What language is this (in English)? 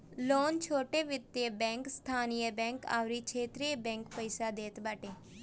Bhojpuri